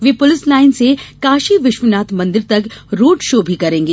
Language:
Hindi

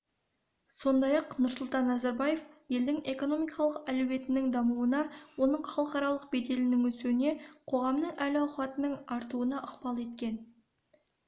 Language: Kazakh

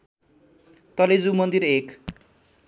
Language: Nepali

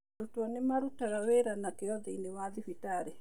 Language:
Kikuyu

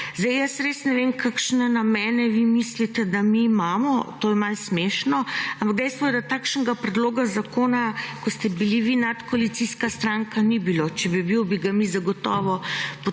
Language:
Slovenian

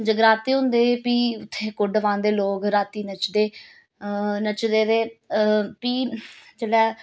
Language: Dogri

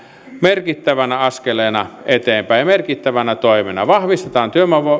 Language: Finnish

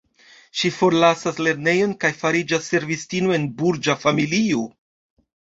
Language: Esperanto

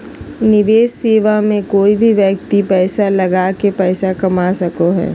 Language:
Magahi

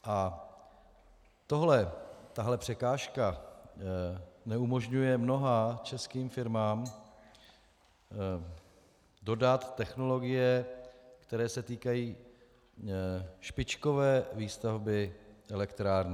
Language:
Czech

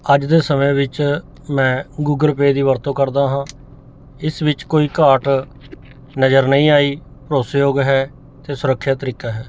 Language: Punjabi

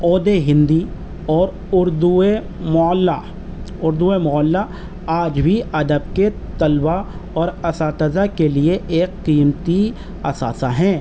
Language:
Urdu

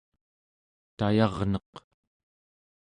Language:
Central Yupik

